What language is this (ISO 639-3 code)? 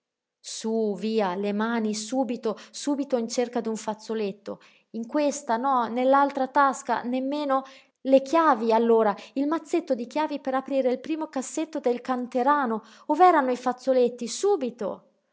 ita